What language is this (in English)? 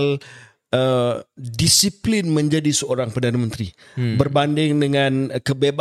Malay